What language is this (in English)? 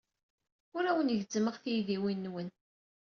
Kabyle